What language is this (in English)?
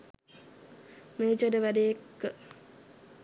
Sinhala